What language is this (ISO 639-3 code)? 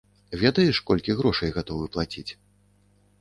bel